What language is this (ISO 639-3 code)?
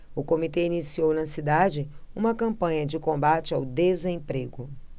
por